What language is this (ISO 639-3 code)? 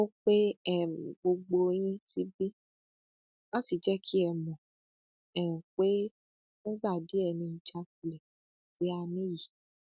yor